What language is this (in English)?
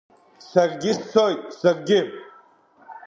Abkhazian